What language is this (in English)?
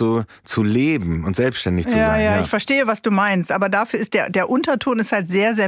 German